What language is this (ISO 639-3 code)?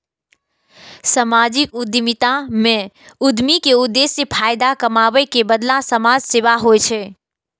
mai